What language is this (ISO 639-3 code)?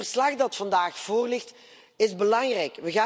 nld